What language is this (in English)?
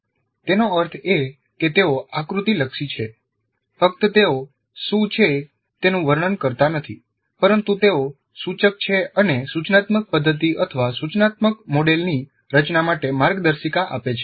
Gujarati